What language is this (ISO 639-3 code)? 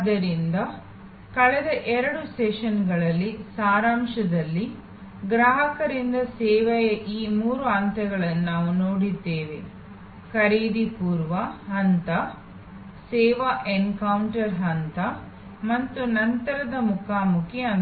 kan